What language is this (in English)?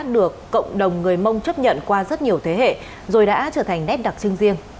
Vietnamese